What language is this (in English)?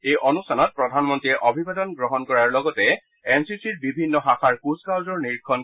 Assamese